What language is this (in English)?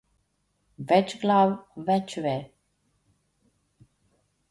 Slovenian